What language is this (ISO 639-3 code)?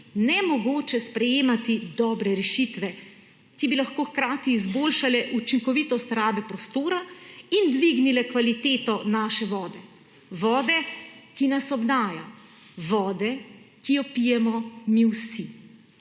slv